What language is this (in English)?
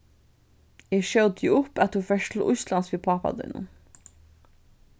Faroese